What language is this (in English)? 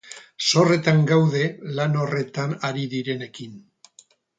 Basque